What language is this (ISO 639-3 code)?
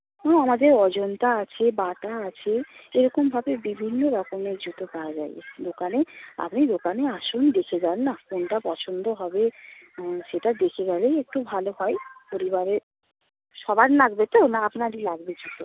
ben